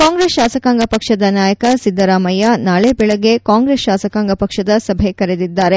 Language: Kannada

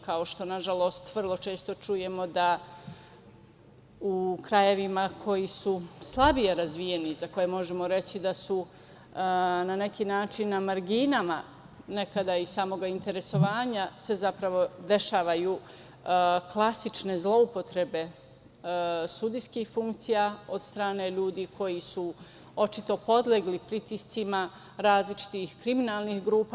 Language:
Serbian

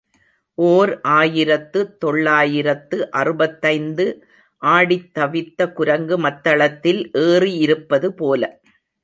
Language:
Tamil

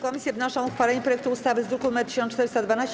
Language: Polish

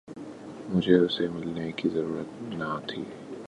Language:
Urdu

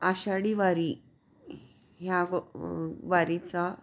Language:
Marathi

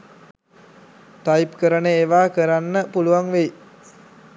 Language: Sinhala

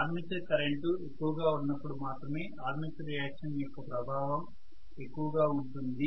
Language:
Telugu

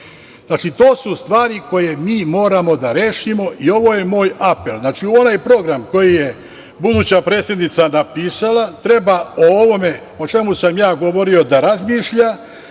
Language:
Serbian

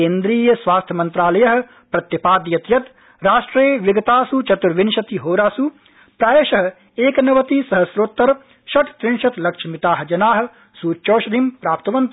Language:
Sanskrit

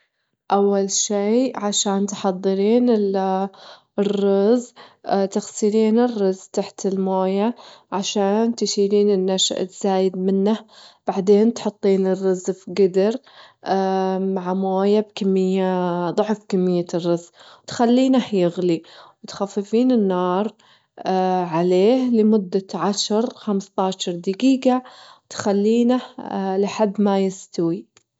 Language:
Gulf Arabic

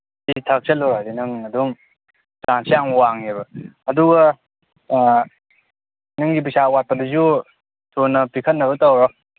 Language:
Manipuri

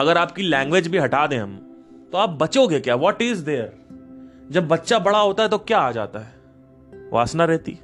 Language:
Hindi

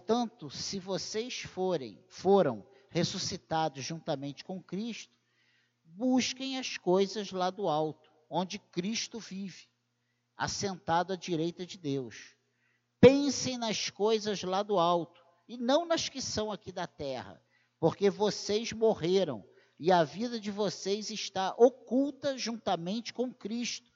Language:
Portuguese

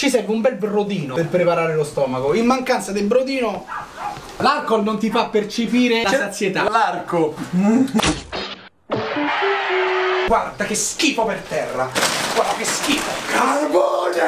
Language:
Italian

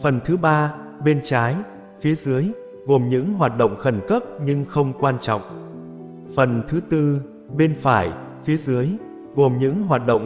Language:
Vietnamese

